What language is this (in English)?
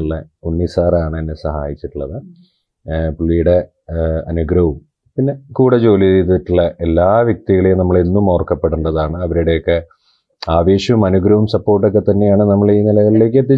Malayalam